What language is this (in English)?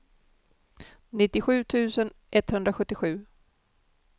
Swedish